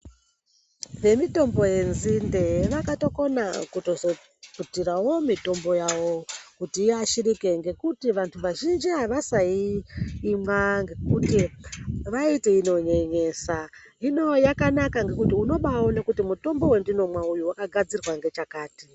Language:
Ndau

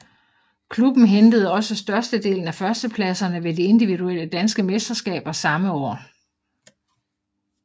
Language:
Danish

